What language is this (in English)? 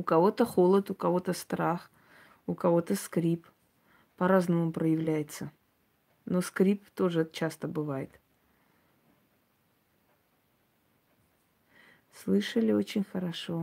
Russian